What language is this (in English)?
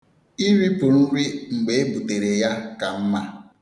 Igbo